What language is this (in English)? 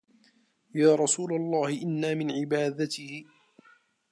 Arabic